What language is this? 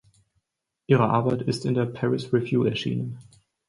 German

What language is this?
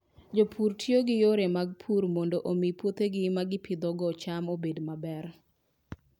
Luo (Kenya and Tanzania)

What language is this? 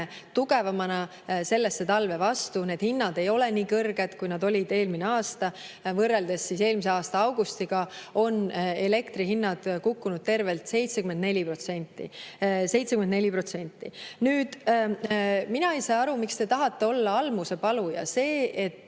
Estonian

